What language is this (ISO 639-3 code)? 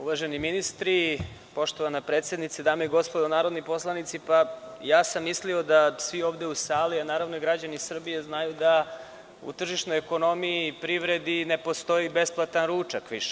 srp